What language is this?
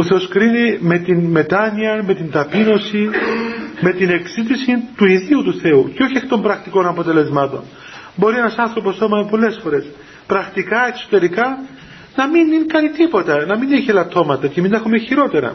Greek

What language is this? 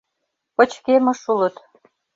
Mari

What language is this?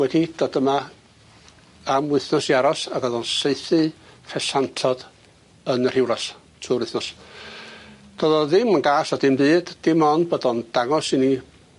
Welsh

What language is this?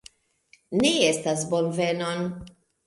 Esperanto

